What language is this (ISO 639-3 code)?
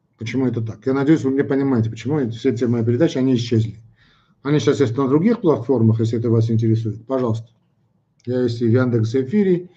rus